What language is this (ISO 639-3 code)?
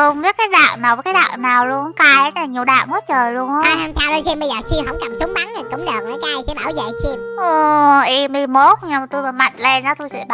vie